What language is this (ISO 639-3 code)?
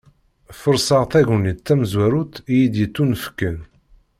kab